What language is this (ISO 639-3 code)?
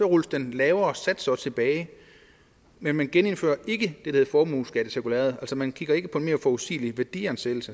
dan